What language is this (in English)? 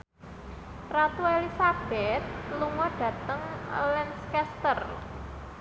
Javanese